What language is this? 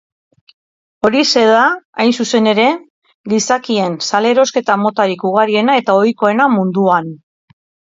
Basque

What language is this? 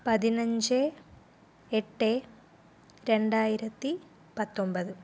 Malayalam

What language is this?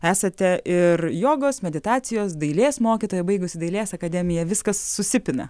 Lithuanian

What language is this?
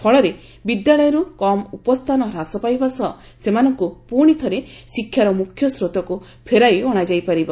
Odia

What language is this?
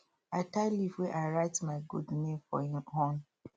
Nigerian Pidgin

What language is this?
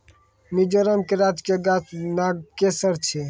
Maithili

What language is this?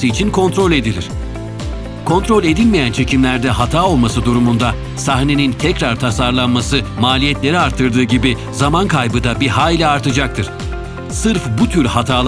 Turkish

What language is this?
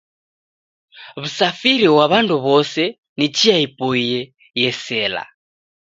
Taita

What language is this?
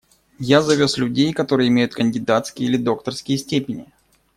Russian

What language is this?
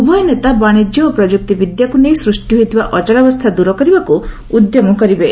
Odia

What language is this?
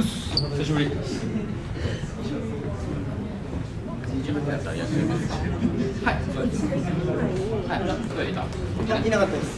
Japanese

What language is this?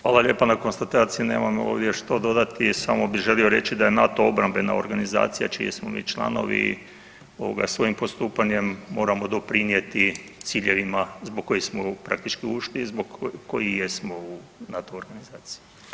Croatian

